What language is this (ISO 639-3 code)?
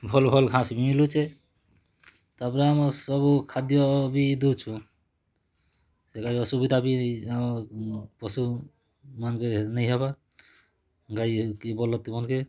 ori